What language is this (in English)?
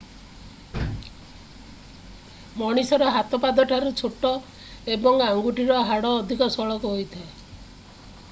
Odia